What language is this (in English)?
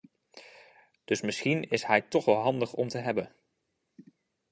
Dutch